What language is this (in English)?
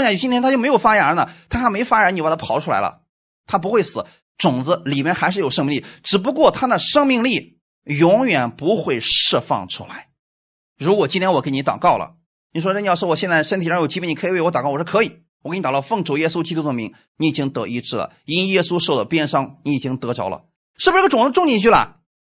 Chinese